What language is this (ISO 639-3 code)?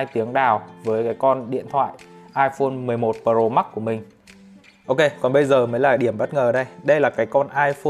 vie